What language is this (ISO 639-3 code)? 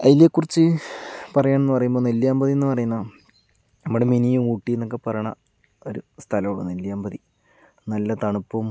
mal